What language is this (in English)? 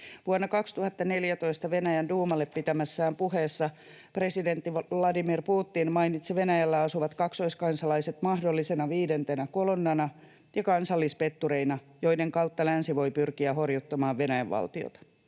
Finnish